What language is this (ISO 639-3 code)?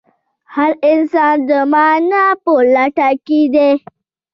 pus